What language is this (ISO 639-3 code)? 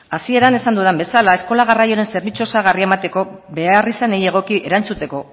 eus